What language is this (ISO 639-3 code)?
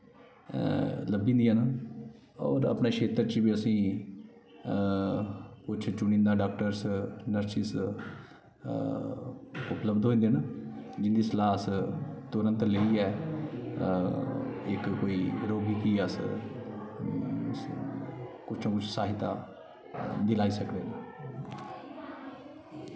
doi